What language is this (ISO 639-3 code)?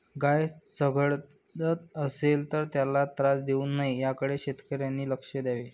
mar